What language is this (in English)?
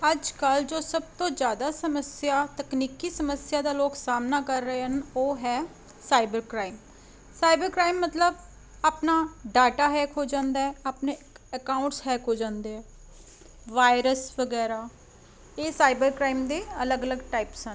Punjabi